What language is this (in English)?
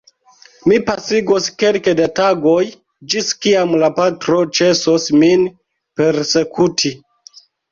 Esperanto